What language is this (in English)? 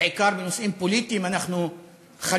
Hebrew